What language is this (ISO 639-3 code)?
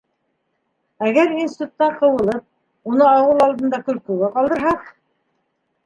bak